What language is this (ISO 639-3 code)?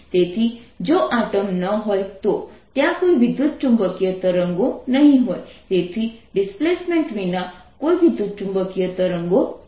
guj